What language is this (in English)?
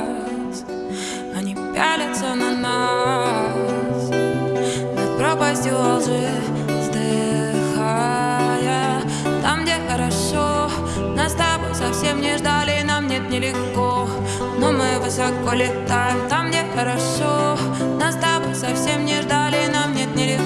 Russian